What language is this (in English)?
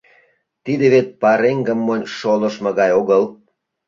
Mari